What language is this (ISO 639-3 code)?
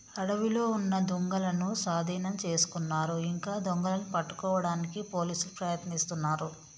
tel